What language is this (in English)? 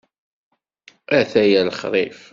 Kabyle